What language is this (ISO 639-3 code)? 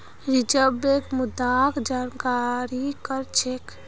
mag